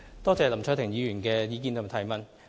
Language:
Cantonese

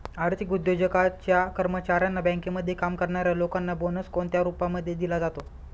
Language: Marathi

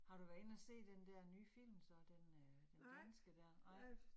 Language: Danish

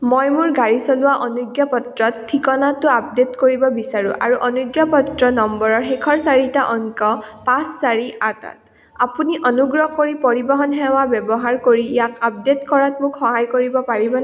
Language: Assamese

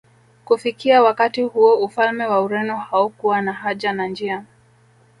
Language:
Swahili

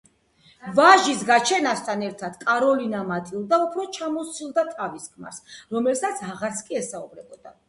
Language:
Georgian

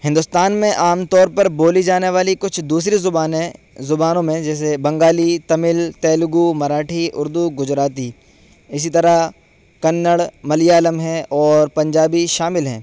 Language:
Urdu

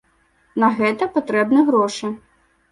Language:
Belarusian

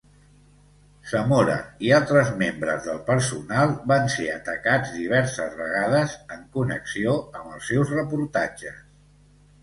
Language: Catalan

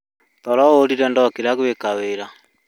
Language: Kikuyu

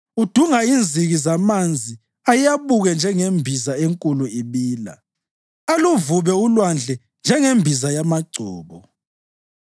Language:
North Ndebele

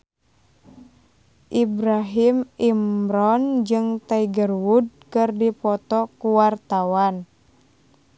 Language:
Sundanese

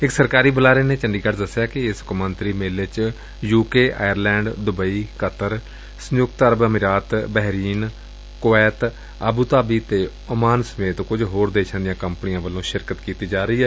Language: Punjabi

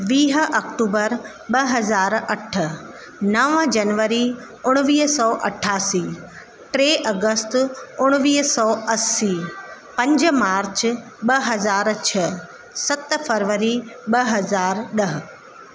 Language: Sindhi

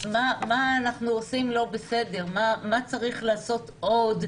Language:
Hebrew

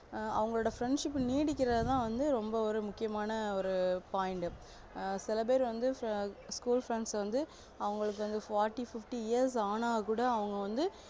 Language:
Tamil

